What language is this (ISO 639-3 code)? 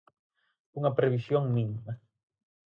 glg